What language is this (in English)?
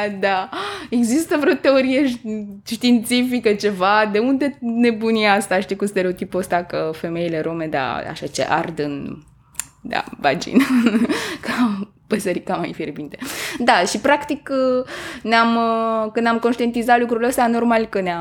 Romanian